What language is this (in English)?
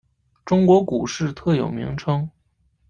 Chinese